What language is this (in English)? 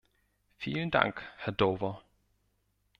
German